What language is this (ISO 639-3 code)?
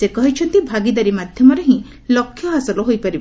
ori